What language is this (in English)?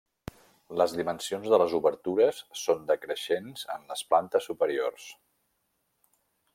Catalan